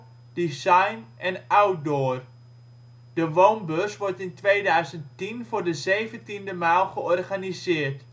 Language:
Dutch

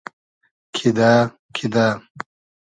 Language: Hazaragi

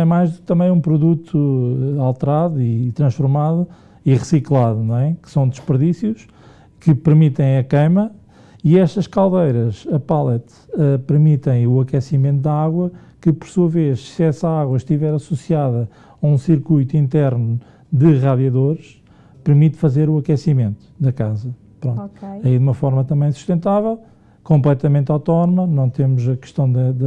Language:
Portuguese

